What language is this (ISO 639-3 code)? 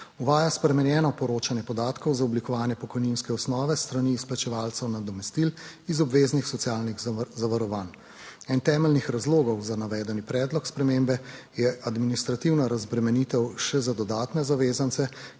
slv